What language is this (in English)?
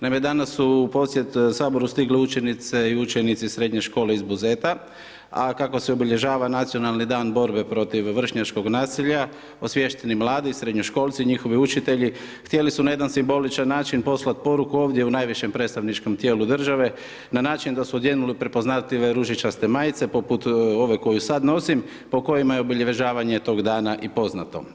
Croatian